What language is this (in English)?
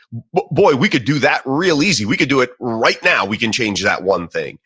English